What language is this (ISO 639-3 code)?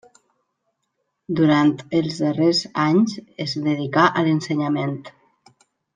cat